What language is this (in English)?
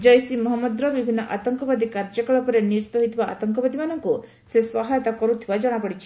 Odia